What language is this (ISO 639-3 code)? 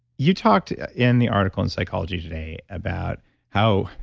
eng